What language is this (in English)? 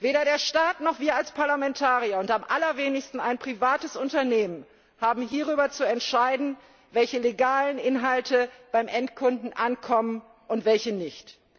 German